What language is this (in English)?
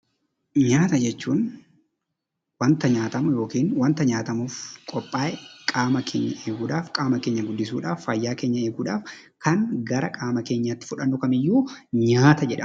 Oromo